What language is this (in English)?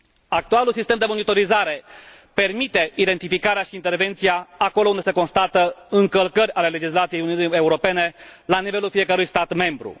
Romanian